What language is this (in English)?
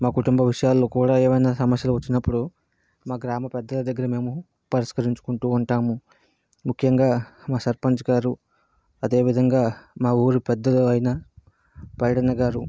Telugu